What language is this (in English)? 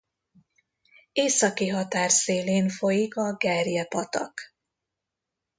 Hungarian